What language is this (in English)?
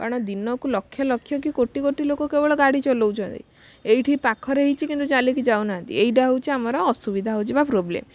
Odia